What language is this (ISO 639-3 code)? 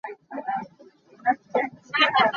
cnh